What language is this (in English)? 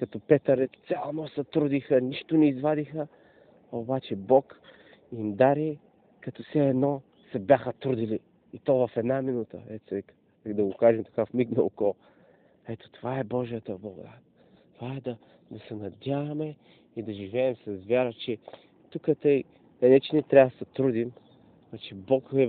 Bulgarian